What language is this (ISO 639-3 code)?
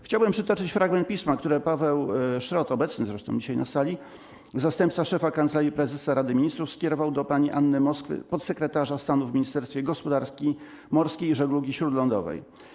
pol